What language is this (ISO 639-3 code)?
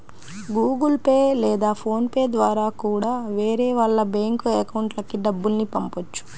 tel